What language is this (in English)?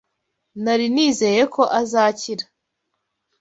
Kinyarwanda